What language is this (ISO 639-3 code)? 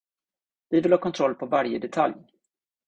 swe